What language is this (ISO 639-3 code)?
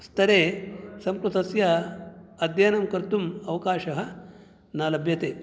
san